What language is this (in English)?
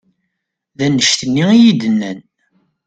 Kabyle